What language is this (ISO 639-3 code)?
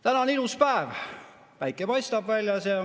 est